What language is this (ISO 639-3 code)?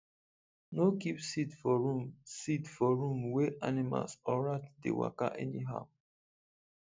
pcm